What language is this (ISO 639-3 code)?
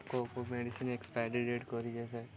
ori